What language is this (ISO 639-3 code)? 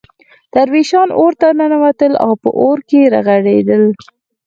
pus